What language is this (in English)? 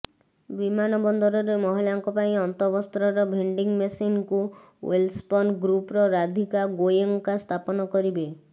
Odia